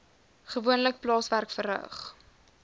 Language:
Afrikaans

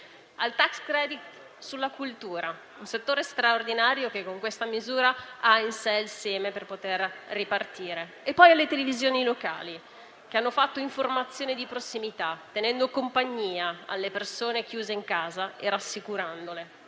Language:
Italian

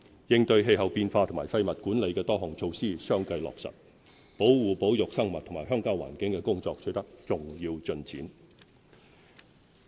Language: Cantonese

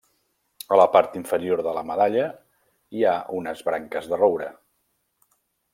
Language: Catalan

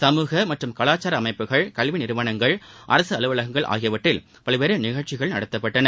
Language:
Tamil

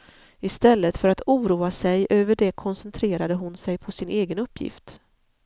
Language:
Swedish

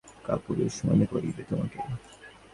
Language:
Bangla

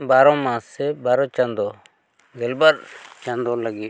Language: Santali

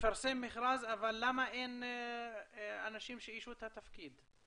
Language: Hebrew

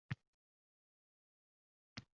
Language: Uzbek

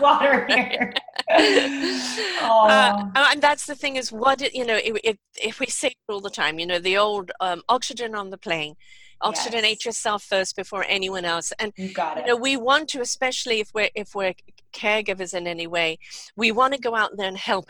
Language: English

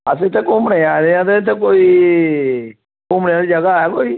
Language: Dogri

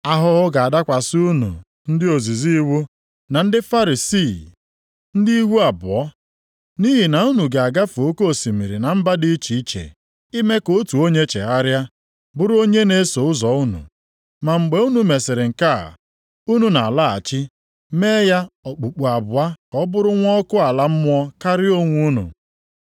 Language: Igbo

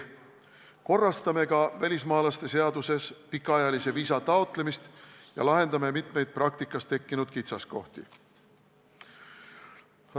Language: Estonian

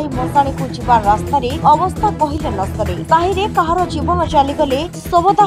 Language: Romanian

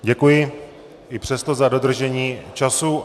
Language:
Czech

